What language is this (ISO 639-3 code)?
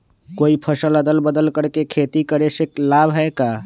mag